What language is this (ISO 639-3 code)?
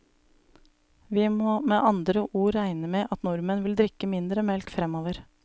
nor